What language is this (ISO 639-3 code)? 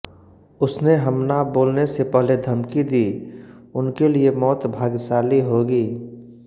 hin